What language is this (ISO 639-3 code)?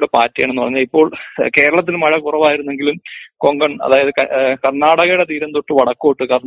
mal